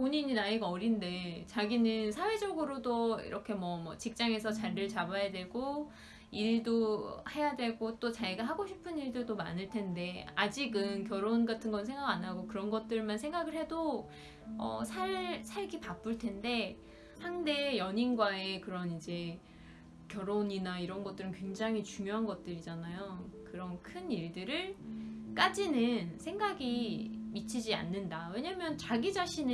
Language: Korean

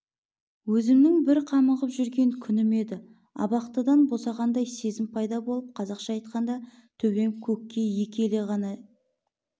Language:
Kazakh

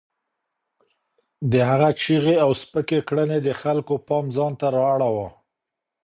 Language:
Pashto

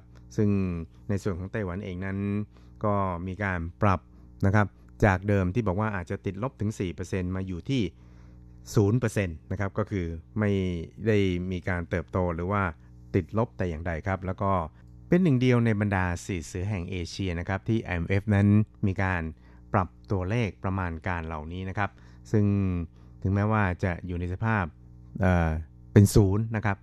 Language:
Thai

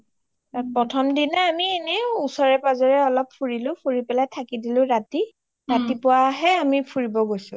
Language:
Assamese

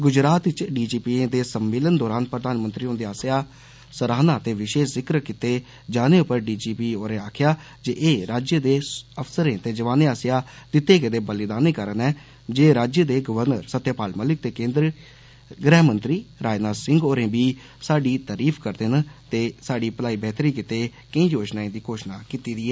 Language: Dogri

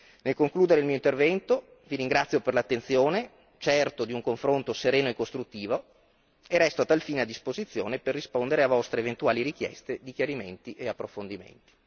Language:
Italian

